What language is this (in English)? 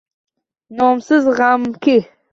Uzbek